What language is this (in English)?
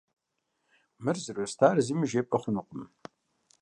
Kabardian